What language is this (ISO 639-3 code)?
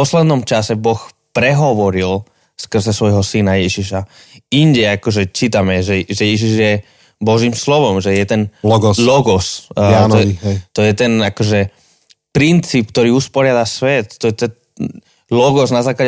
slk